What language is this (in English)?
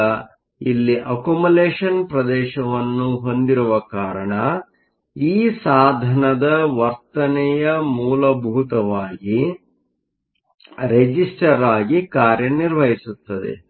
Kannada